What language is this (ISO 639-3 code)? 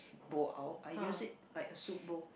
eng